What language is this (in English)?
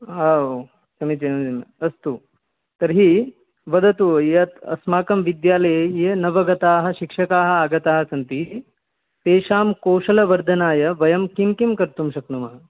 Sanskrit